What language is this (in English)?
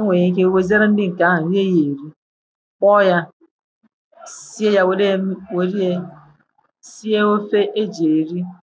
Igbo